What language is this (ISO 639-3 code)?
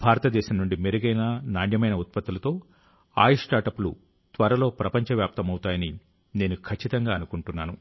tel